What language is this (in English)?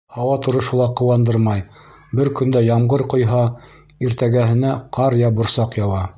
Bashkir